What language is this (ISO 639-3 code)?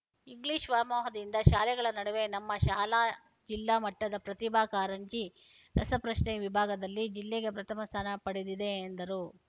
kan